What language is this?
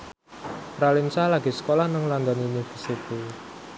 Javanese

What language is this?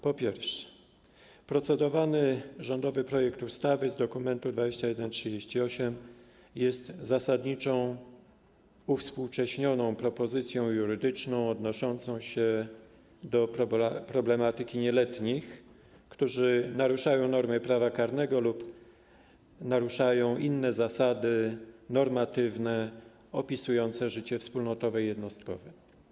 Polish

